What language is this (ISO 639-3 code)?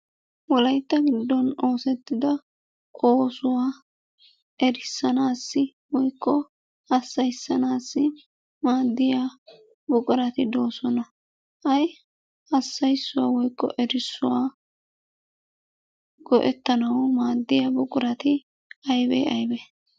wal